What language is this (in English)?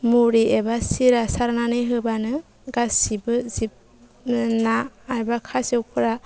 Bodo